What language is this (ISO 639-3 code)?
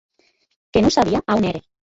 oci